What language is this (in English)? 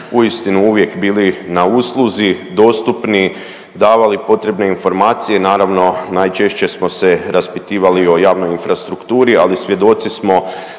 Croatian